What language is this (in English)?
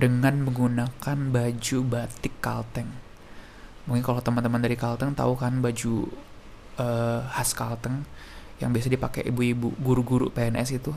Indonesian